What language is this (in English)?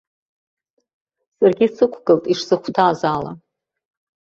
Abkhazian